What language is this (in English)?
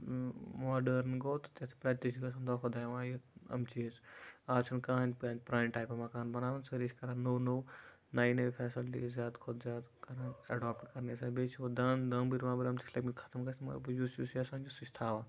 Kashmiri